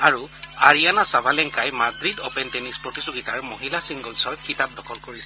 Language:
Assamese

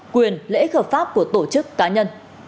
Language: Vietnamese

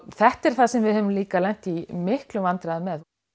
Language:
Icelandic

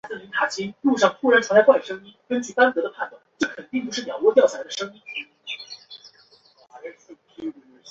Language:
Chinese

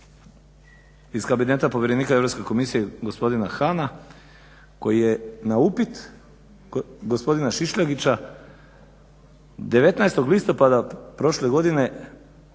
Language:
Croatian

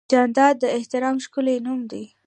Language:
Pashto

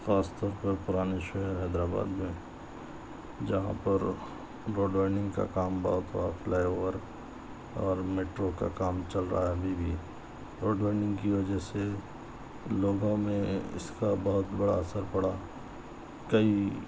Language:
Urdu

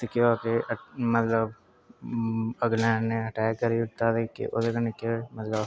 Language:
Dogri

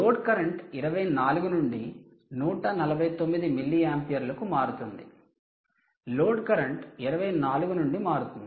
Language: Telugu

